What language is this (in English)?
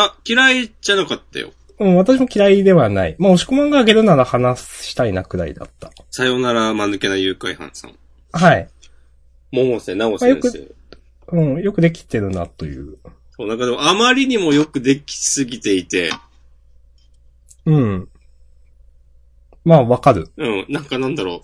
Japanese